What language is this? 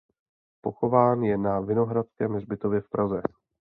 Czech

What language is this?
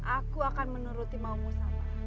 Indonesian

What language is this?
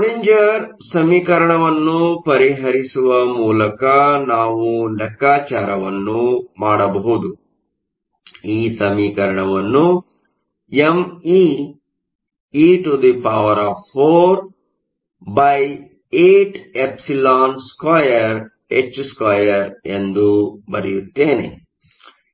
Kannada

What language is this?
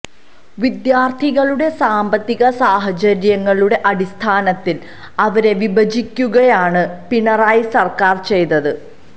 Malayalam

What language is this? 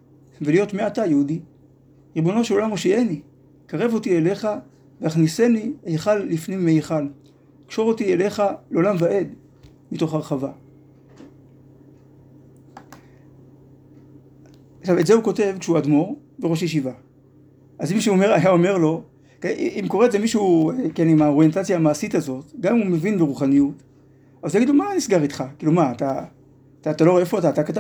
Hebrew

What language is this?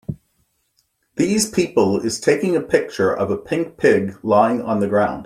English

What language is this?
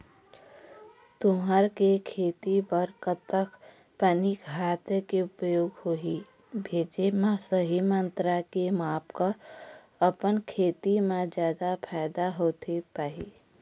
Chhattisgarhi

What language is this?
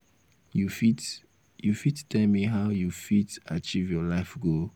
Nigerian Pidgin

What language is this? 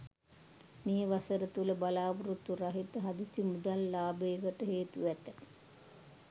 Sinhala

